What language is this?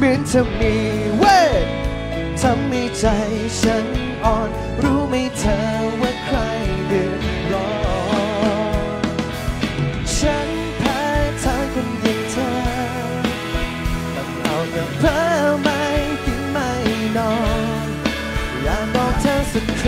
Thai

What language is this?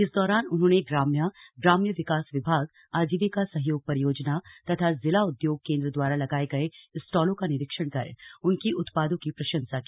Hindi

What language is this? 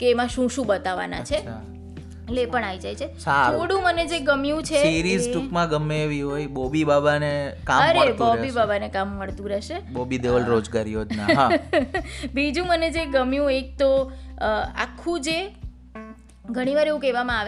Gujarati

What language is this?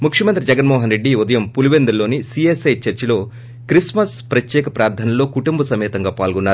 Telugu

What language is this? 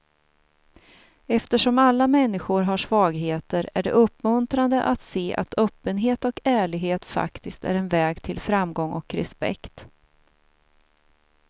Swedish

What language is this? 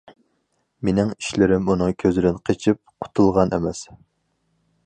Uyghur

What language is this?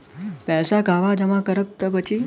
Bhojpuri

